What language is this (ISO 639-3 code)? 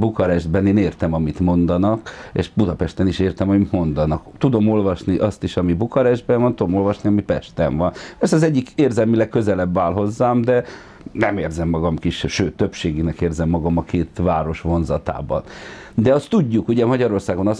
hun